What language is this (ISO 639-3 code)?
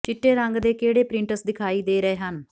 pan